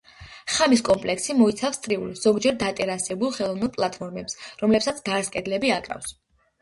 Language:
Georgian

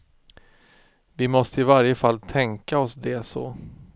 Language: Swedish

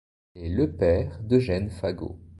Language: French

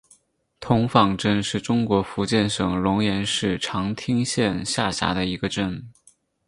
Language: Chinese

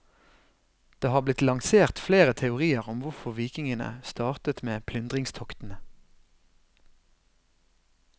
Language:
Norwegian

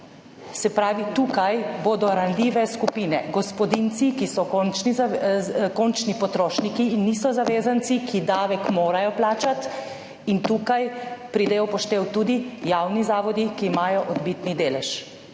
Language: Slovenian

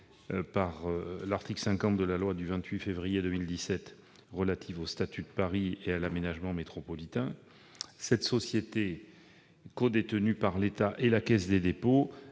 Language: French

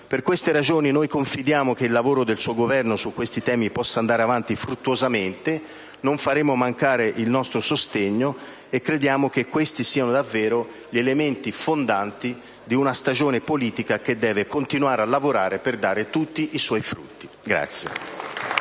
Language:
Italian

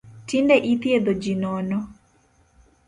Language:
Luo (Kenya and Tanzania)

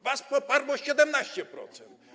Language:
Polish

